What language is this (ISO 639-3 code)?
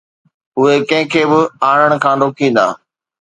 snd